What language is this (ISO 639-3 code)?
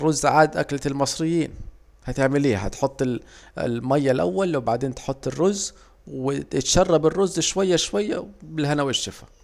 aec